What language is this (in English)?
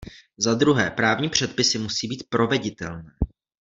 Czech